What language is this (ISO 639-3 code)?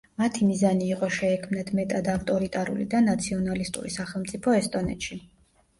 kat